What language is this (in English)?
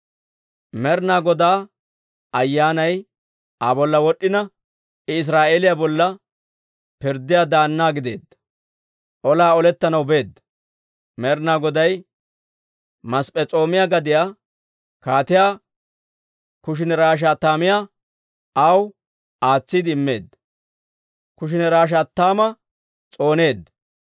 Dawro